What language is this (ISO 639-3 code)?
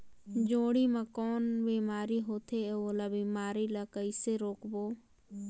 hne